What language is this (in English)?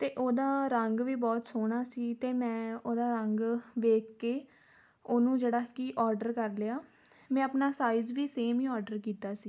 Punjabi